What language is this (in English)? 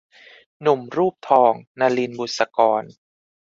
Thai